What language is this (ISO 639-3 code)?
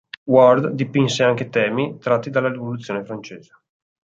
ita